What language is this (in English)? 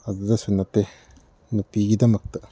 Manipuri